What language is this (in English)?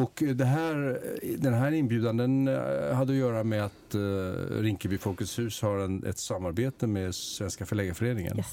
Swedish